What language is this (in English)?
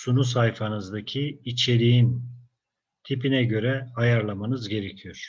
Turkish